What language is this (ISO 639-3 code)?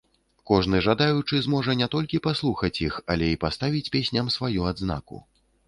bel